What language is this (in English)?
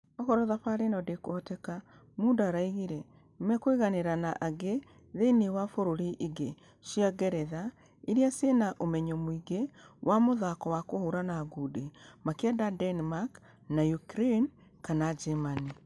Kikuyu